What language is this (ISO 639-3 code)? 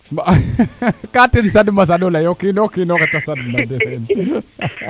srr